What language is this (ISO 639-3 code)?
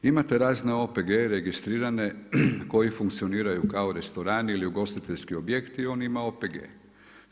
hrv